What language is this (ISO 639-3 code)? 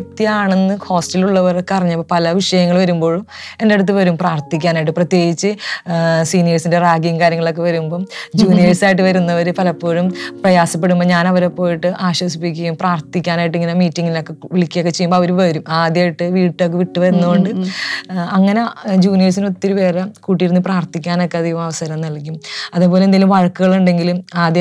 mal